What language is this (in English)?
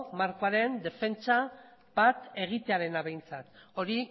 Basque